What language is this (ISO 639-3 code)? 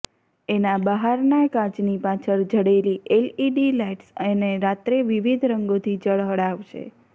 guj